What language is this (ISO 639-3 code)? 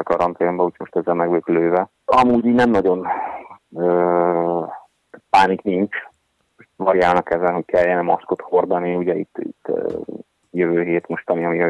hun